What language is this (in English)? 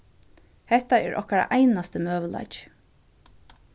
Faroese